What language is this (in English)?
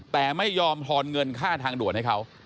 Thai